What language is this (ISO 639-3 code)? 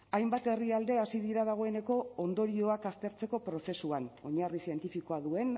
eus